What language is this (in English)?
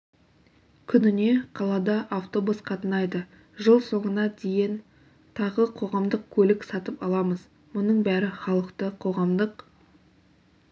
Kazakh